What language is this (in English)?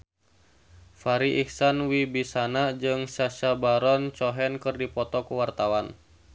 Sundanese